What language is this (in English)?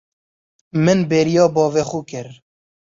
Kurdish